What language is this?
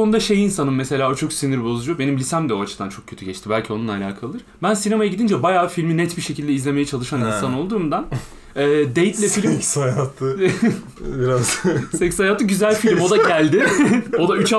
Turkish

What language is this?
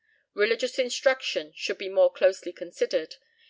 English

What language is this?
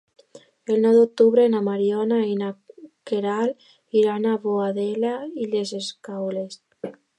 Catalan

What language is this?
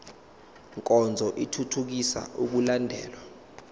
Zulu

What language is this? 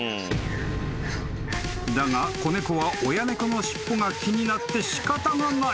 Japanese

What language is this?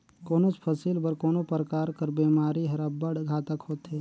Chhattisgarhi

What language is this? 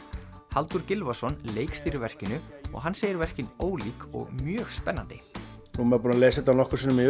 Icelandic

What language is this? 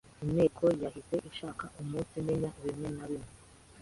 Kinyarwanda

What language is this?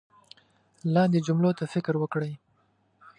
Pashto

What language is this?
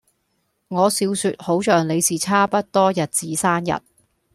Cantonese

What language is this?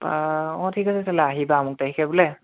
Assamese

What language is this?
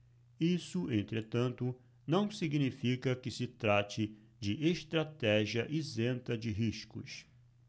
Portuguese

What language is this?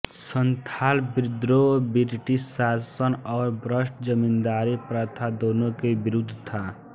Hindi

